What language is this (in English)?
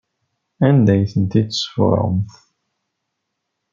Kabyle